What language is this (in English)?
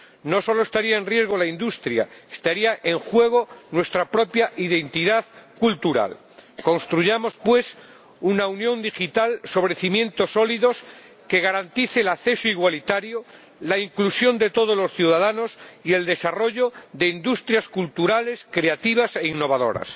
Spanish